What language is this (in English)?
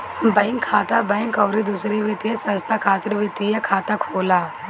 Bhojpuri